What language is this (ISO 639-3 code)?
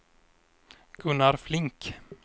swe